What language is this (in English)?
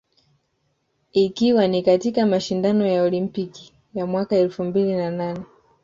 Swahili